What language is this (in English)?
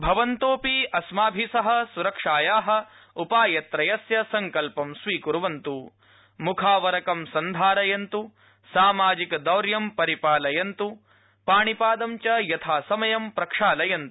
Sanskrit